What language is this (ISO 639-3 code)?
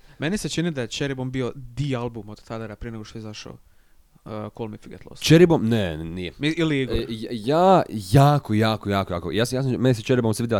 hrv